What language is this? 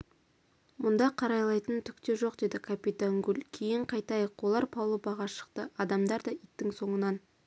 Kazakh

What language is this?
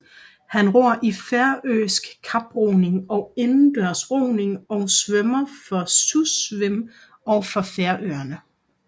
Danish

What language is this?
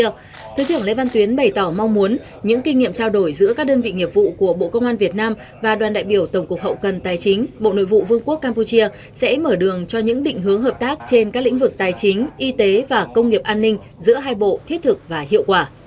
Vietnamese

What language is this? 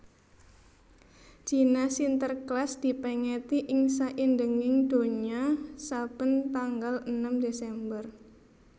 Javanese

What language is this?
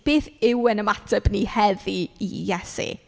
Welsh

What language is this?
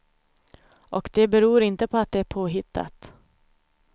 Swedish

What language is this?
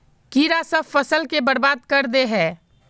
Magahi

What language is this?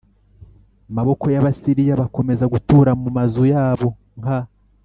Kinyarwanda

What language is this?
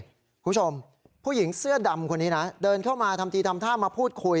Thai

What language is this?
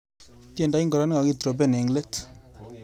Kalenjin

